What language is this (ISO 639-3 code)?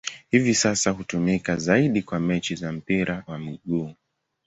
swa